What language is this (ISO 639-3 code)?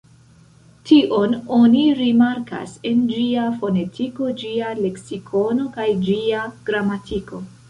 epo